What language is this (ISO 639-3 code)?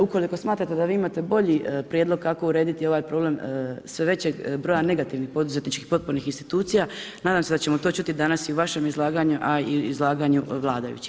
hrv